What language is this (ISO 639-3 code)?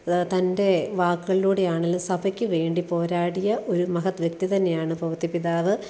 mal